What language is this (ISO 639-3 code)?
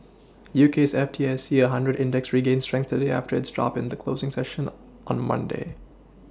eng